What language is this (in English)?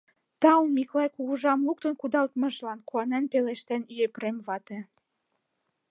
Mari